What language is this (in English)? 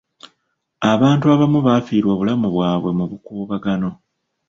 Ganda